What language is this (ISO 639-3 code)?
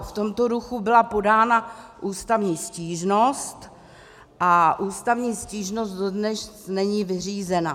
ces